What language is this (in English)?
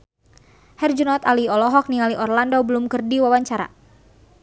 Sundanese